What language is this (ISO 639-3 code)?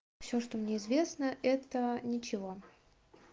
rus